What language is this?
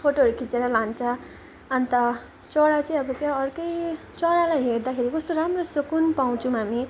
Nepali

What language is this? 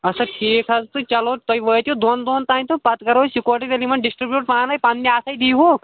Kashmiri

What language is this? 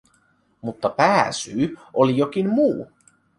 Finnish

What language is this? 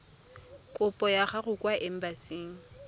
Tswana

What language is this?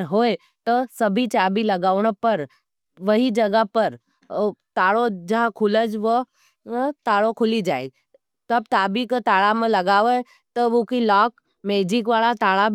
Nimadi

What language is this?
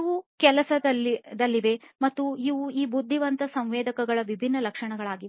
Kannada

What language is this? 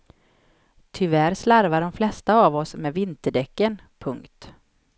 Swedish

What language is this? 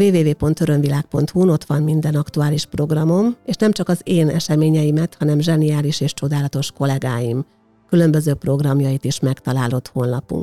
Hungarian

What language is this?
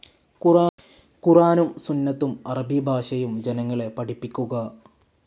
Malayalam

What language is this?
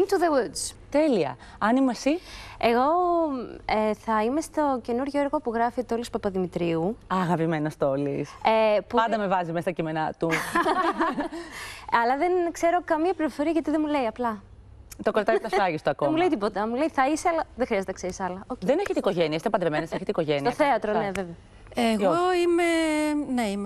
Greek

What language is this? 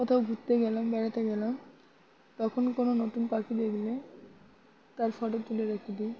Bangla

